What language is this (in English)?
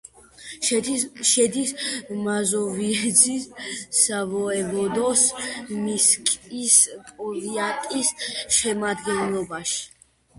Georgian